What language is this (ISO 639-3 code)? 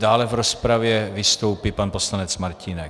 ces